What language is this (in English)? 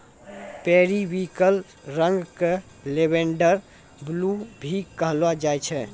Maithili